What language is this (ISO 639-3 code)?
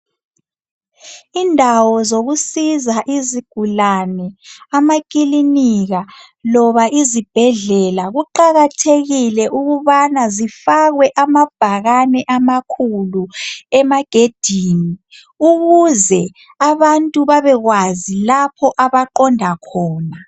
nde